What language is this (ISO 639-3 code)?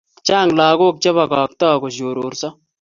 kln